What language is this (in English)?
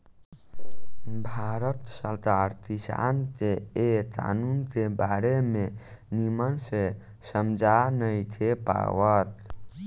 Bhojpuri